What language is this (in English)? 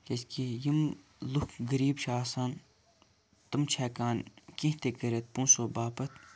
Kashmiri